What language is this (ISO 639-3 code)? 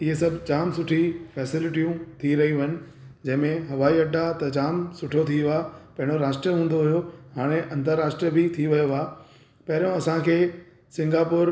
snd